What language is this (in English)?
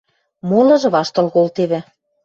Western Mari